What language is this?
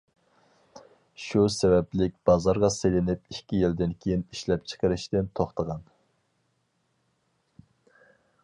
Uyghur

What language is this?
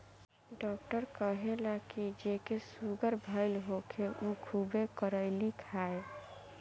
Bhojpuri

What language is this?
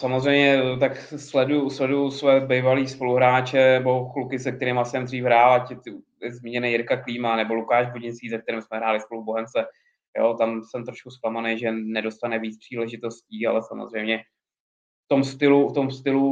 Czech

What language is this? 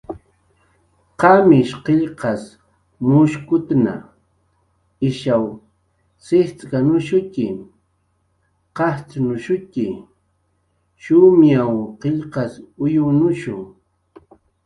Jaqaru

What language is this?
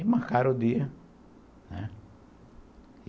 Portuguese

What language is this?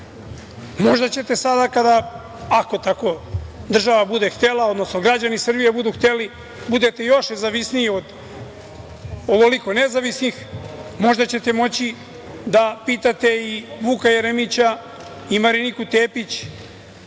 Serbian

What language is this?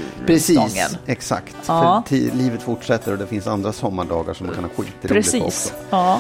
Swedish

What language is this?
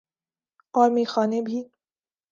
Urdu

